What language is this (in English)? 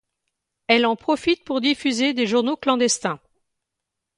French